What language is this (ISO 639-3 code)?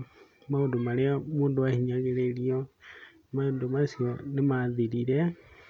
kik